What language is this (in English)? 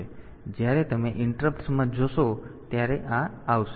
Gujarati